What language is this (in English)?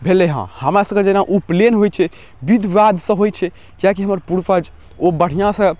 Maithili